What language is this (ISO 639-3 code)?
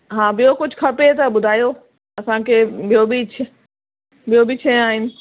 snd